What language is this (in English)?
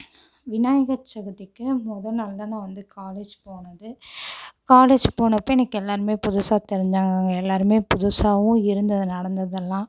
Tamil